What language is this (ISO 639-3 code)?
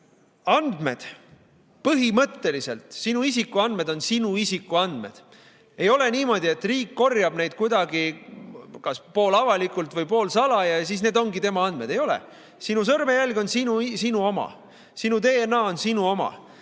est